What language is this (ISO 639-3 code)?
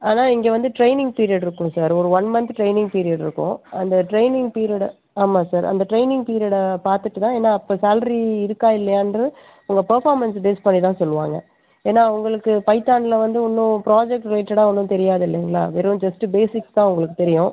tam